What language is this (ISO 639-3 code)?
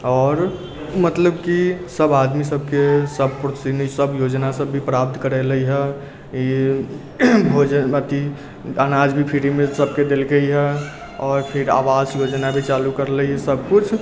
mai